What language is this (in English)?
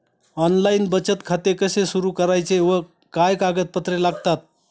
Marathi